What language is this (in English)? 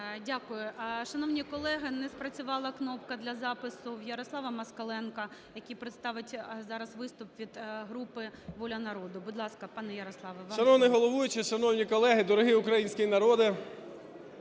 Ukrainian